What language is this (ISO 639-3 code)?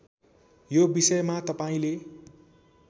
nep